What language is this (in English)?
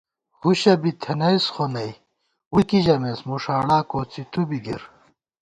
Gawar-Bati